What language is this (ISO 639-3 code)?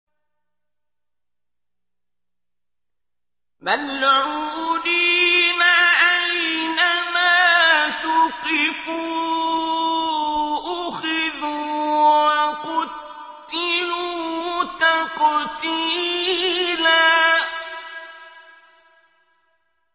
ara